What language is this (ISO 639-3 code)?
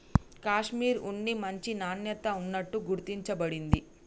tel